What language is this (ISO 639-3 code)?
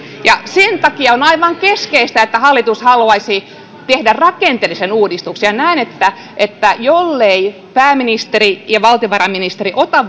fin